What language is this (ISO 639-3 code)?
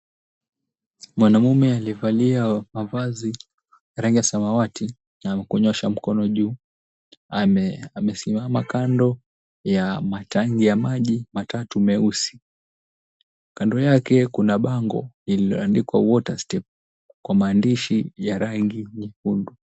swa